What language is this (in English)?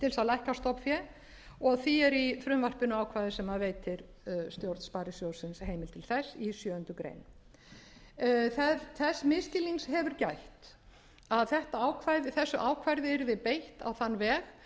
Icelandic